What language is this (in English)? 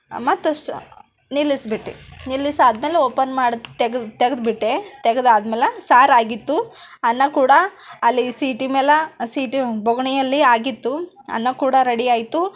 Kannada